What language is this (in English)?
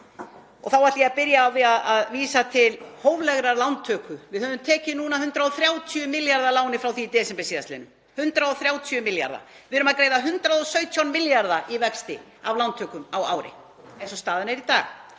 Icelandic